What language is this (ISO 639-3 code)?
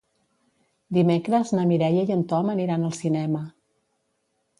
cat